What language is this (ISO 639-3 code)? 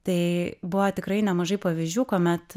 lit